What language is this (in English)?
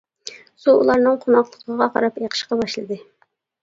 Uyghur